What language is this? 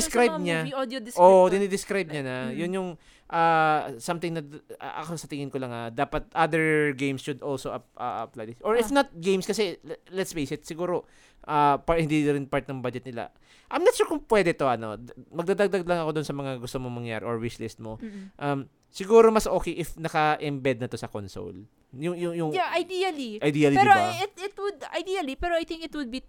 Filipino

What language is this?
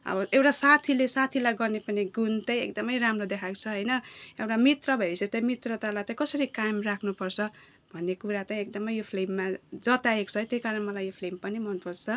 Nepali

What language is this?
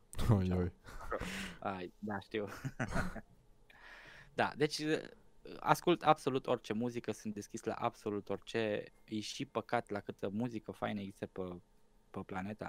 Romanian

